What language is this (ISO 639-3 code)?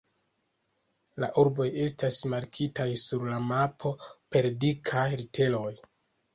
epo